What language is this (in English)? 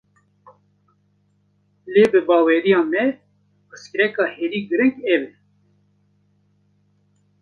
Kurdish